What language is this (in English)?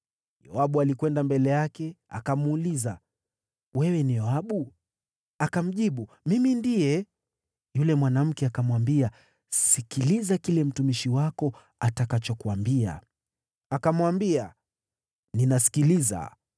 Swahili